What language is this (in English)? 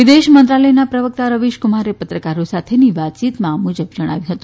Gujarati